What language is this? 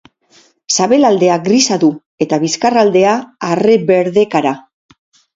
Basque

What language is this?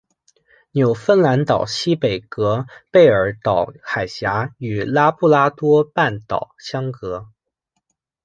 Chinese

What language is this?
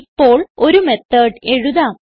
Malayalam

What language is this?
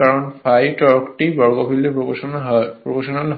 Bangla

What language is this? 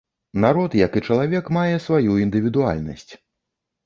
Belarusian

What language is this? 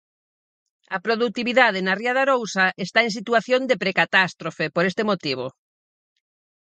Galician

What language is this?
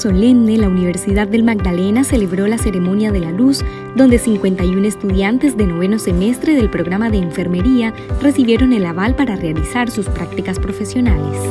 Spanish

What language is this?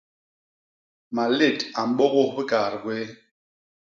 Basaa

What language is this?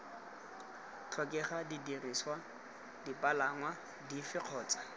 Tswana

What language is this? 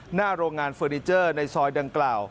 Thai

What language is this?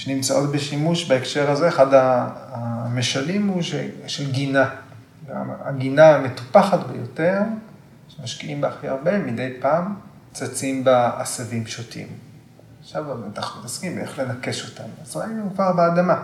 Hebrew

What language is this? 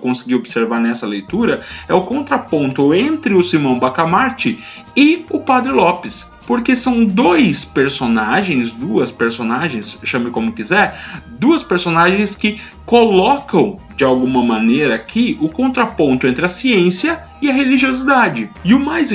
Portuguese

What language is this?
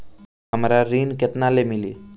Bhojpuri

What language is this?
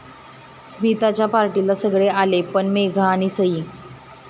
Marathi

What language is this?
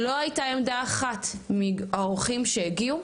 Hebrew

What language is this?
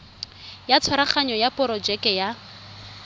Tswana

